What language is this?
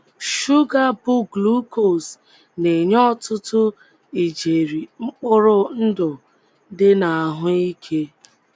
Igbo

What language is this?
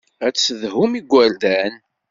Kabyle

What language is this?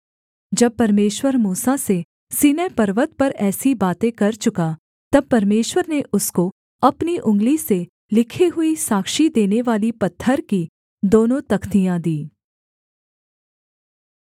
Hindi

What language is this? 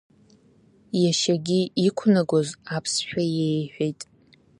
Abkhazian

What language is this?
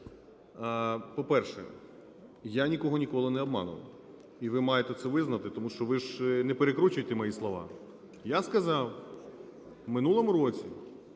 Ukrainian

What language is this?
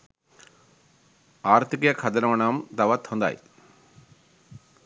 Sinhala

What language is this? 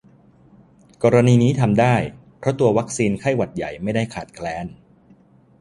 Thai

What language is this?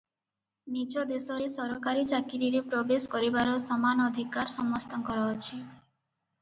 Odia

